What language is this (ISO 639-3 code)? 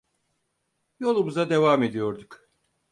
tur